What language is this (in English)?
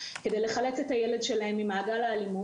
Hebrew